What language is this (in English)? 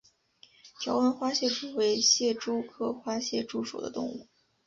Chinese